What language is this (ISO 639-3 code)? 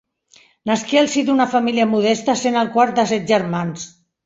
cat